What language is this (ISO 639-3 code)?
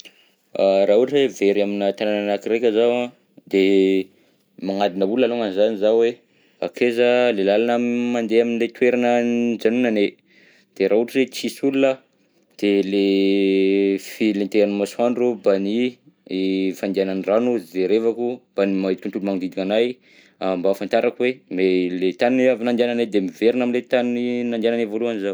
bzc